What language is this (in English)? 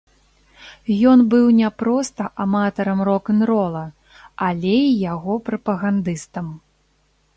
Belarusian